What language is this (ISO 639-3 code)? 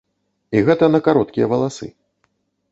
bel